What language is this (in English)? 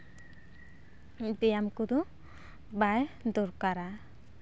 Santali